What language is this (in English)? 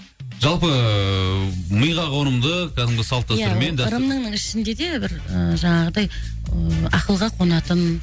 Kazakh